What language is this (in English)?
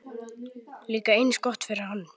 Icelandic